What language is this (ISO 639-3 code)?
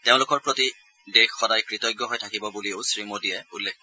asm